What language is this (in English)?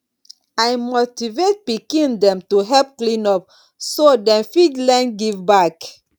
Nigerian Pidgin